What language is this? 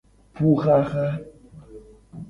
Gen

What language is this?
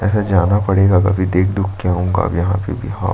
Hindi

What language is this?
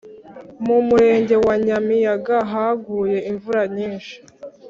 Kinyarwanda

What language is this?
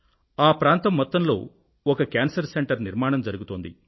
Telugu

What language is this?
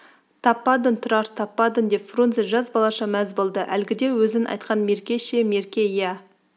Kazakh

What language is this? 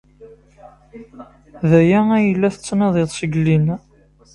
Kabyle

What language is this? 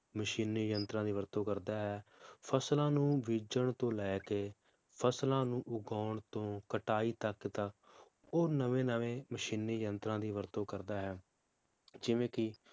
Punjabi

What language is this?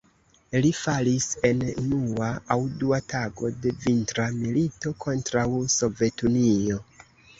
Esperanto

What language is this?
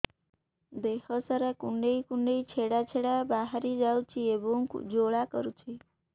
Odia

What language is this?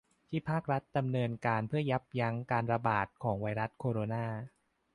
Thai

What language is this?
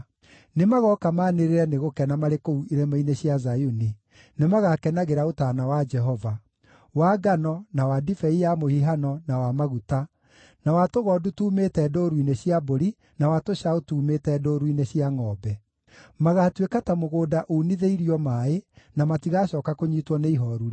Kikuyu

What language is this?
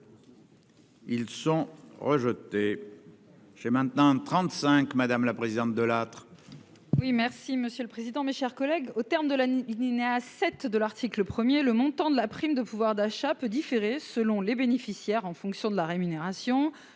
French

